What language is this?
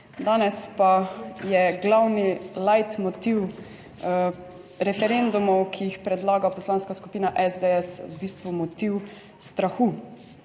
Slovenian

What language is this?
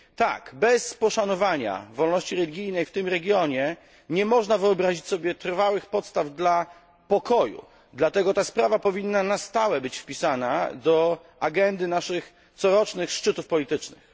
Polish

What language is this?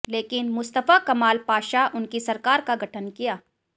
Hindi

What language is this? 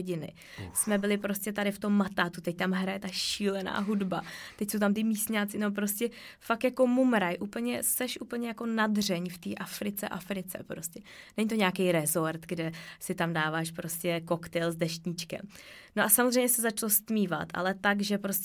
Czech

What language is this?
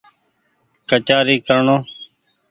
Goaria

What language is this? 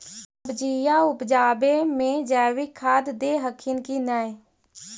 Magahi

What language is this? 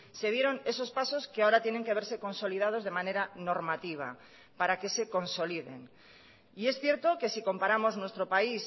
Spanish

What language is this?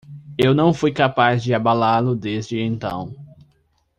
Portuguese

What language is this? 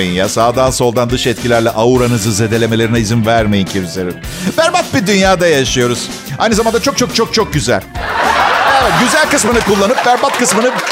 Turkish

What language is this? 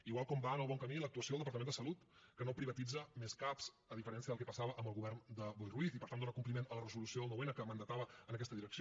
Catalan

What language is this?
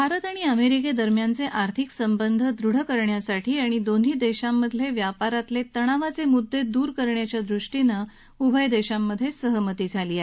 Marathi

